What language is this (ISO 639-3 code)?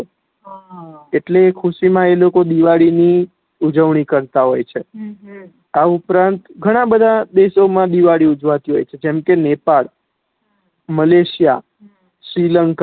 guj